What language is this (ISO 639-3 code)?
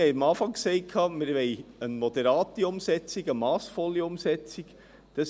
gsw